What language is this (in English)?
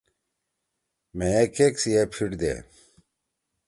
Torwali